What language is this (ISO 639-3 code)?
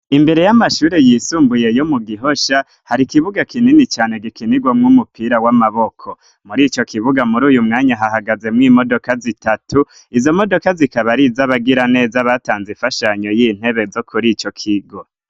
run